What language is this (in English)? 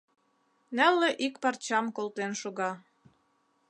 Mari